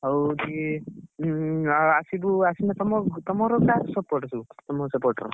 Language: Odia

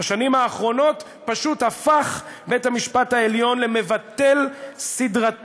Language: Hebrew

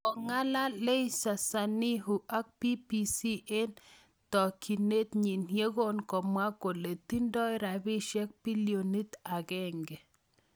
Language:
Kalenjin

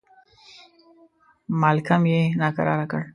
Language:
Pashto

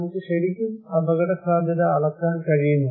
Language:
Malayalam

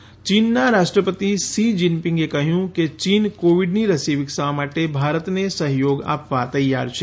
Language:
Gujarati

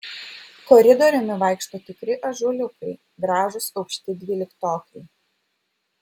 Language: Lithuanian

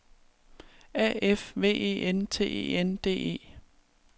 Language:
Danish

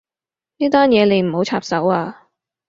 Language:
Cantonese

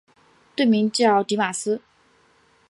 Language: Chinese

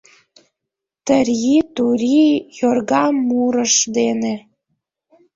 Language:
Mari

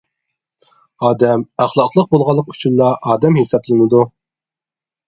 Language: Uyghur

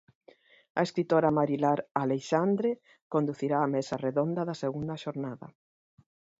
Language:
Galician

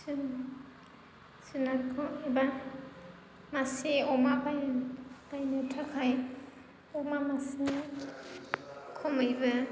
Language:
Bodo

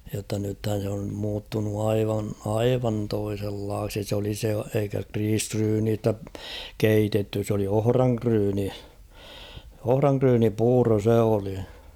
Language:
Finnish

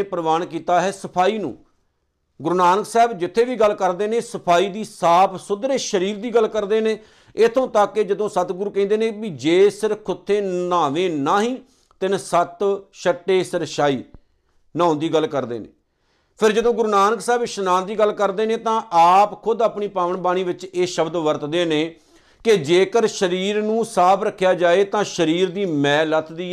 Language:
Punjabi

